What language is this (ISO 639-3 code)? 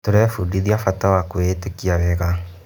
kik